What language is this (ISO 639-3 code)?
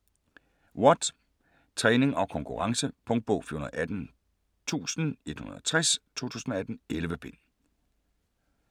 dan